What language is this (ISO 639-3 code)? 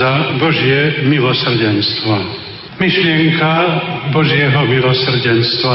slk